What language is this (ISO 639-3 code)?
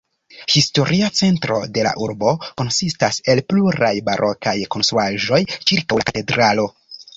epo